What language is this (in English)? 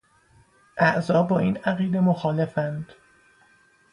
Persian